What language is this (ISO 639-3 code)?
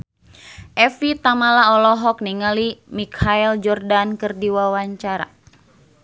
sun